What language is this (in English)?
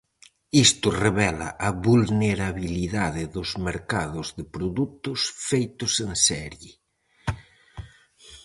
Galician